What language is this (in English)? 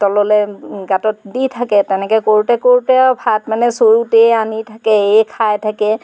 Assamese